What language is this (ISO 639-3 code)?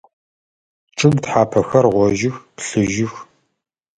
ady